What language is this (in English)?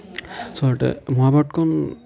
Assamese